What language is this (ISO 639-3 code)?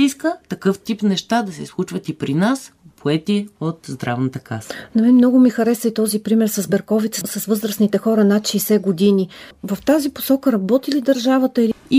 bul